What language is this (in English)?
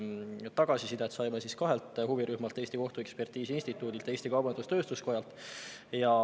Estonian